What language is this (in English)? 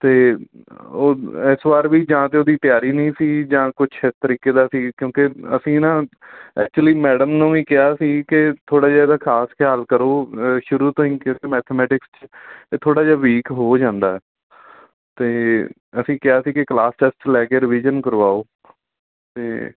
Punjabi